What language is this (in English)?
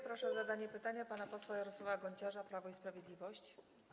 Polish